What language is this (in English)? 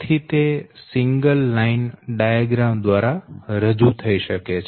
Gujarati